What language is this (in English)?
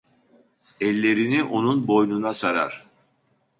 Turkish